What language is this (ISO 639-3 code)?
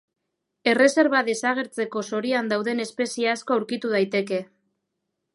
eus